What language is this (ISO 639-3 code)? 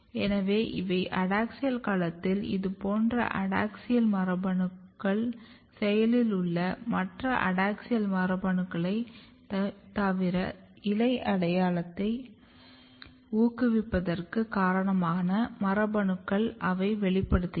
tam